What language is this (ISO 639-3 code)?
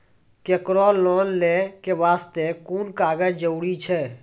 mai